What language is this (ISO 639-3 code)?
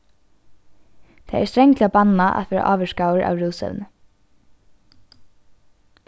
fao